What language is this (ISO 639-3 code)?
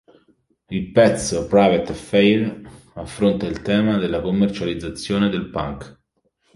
ita